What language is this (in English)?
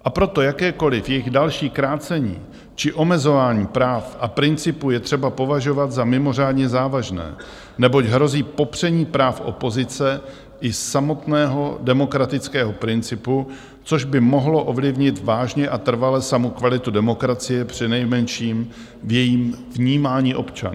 Czech